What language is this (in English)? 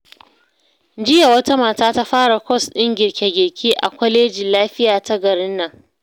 Hausa